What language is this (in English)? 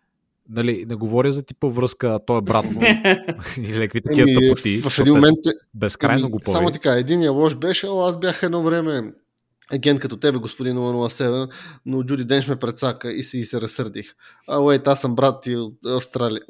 Bulgarian